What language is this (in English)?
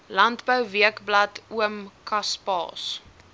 Afrikaans